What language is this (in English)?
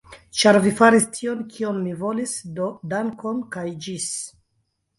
Esperanto